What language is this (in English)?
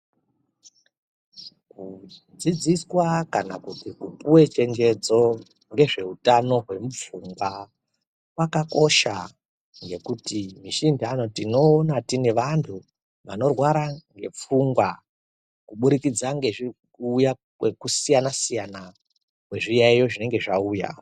Ndau